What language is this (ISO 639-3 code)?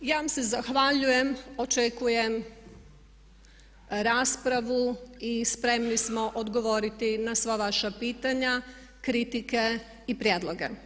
hrv